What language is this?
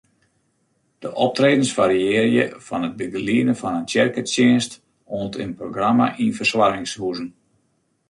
Western Frisian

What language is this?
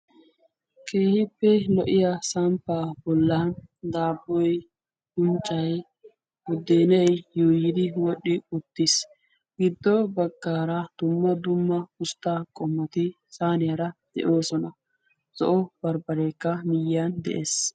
Wolaytta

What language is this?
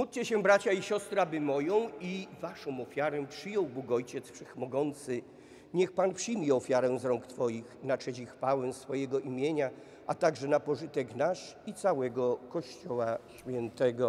Polish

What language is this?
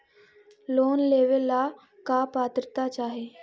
Magahi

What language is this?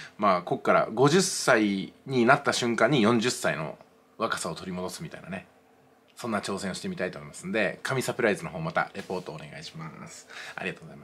Japanese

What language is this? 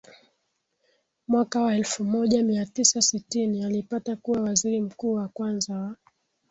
Swahili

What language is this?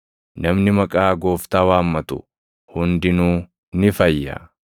Oromo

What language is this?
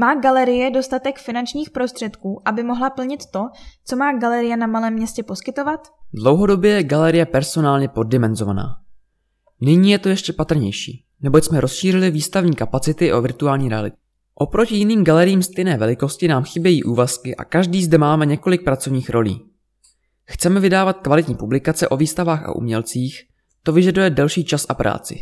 Czech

